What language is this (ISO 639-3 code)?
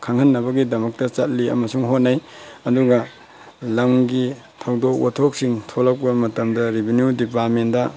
mni